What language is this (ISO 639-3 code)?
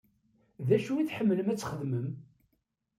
kab